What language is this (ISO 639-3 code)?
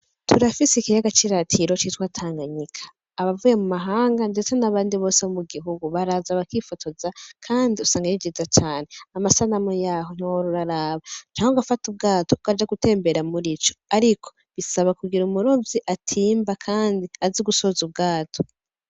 run